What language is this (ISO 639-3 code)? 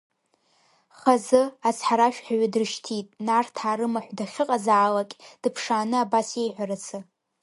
abk